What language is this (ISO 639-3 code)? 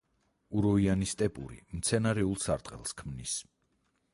kat